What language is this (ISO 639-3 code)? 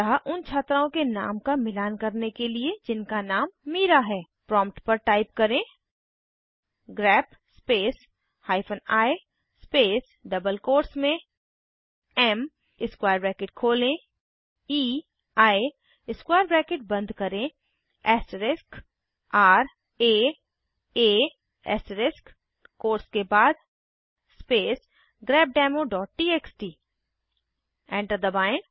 hin